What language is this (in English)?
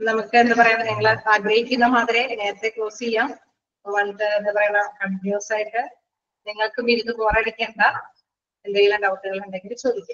Malayalam